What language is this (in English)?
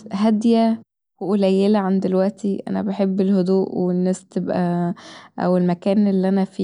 Egyptian Arabic